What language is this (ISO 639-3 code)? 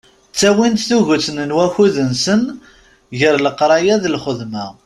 kab